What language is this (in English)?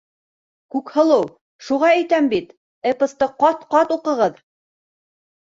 Bashkir